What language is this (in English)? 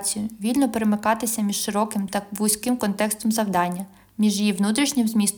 Ukrainian